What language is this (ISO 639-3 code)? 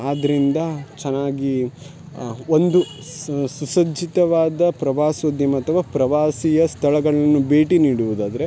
kan